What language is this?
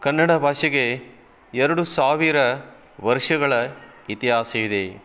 Kannada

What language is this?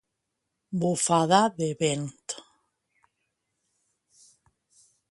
Catalan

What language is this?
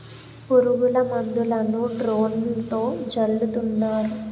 Telugu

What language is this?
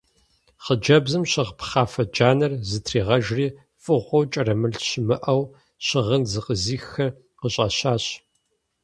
Kabardian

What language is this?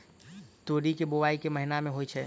Maithili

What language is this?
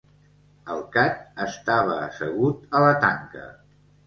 Catalan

